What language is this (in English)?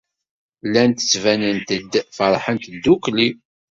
Kabyle